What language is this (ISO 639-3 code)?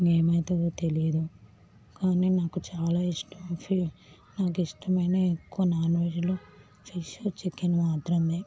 tel